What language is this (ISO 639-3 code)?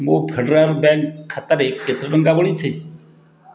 ori